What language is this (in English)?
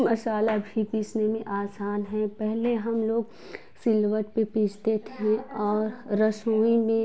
Hindi